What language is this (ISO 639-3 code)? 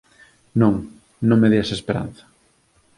glg